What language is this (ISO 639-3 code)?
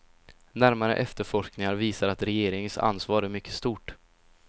swe